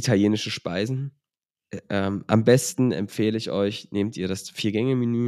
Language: German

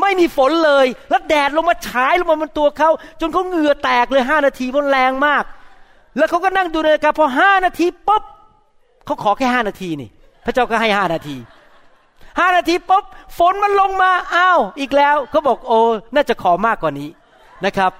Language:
Thai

